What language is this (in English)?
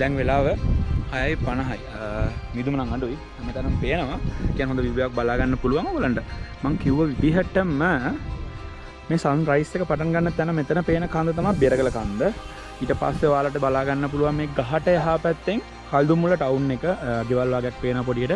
Sinhala